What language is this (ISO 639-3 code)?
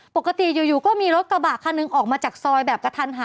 tha